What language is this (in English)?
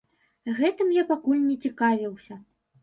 Belarusian